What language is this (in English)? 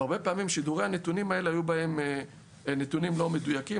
Hebrew